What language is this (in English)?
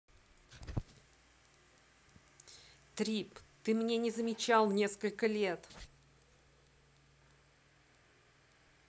Russian